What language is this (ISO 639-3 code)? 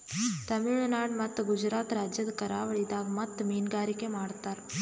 kan